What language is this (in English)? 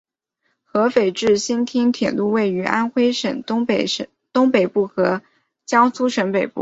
Chinese